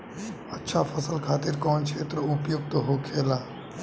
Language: Bhojpuri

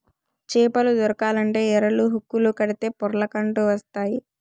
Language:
Telugu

